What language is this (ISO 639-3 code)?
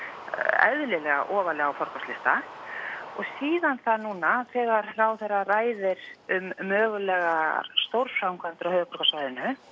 isl